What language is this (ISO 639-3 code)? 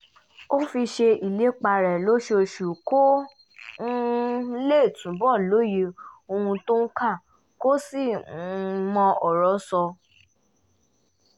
yor